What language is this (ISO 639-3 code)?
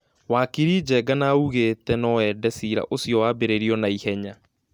kik